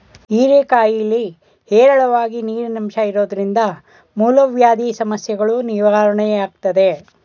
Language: Kannada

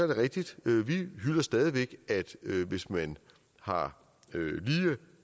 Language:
Danish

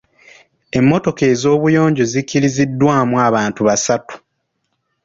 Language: Ganda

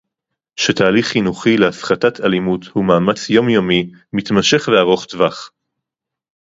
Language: Hebrew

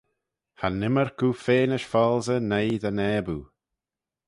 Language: Manx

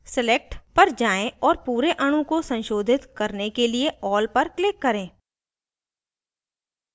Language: Hindi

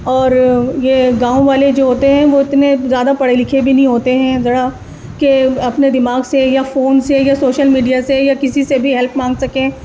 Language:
Urdu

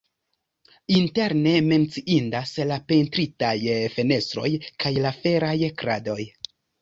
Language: Esperanto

